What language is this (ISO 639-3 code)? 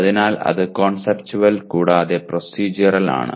mal